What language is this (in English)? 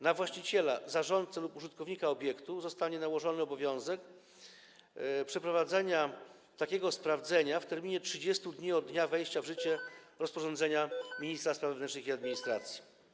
Polish